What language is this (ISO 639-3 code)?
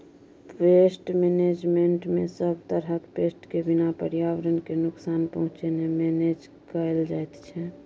mai